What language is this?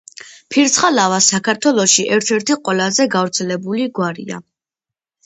Georgian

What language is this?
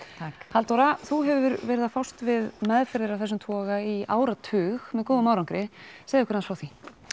Icelandic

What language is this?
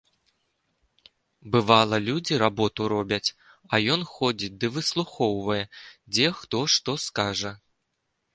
Belarusian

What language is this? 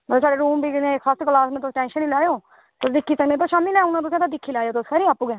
Dogri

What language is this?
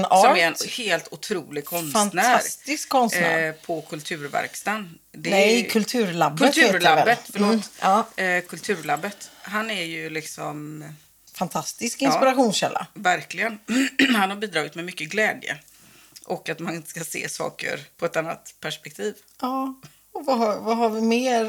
Swedish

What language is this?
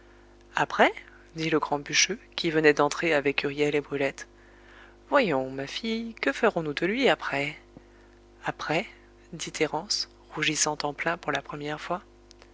French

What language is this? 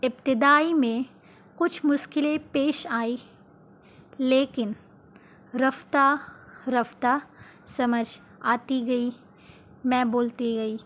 Urdu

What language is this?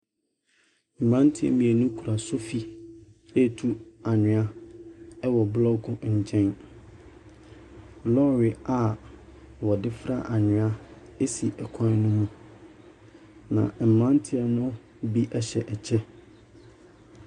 Akan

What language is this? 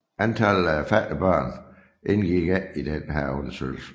Danish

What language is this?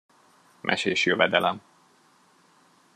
Hungarian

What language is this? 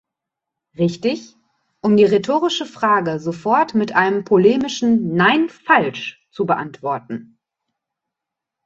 German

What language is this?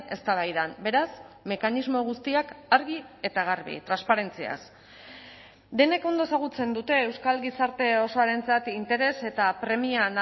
Basque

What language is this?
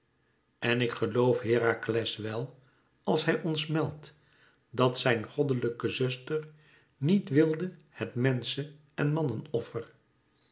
Dutch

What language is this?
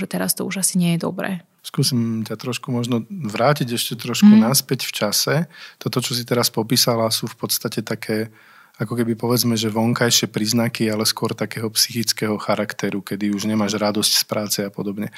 Slovak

